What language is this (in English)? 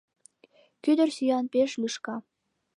Mari